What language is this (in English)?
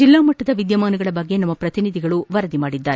Kannada